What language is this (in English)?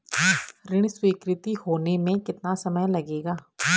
Hindi